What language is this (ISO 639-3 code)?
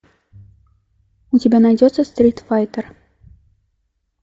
rus